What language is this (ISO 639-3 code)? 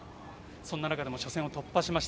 jpn